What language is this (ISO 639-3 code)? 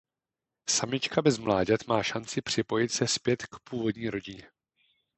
ces